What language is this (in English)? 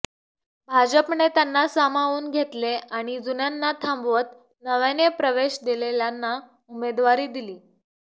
Marathi